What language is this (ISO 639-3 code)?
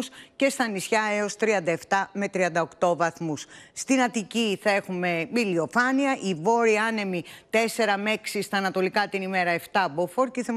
ell